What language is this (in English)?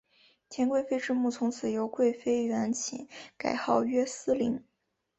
Chinese